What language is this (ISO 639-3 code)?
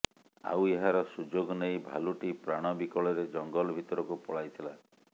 ori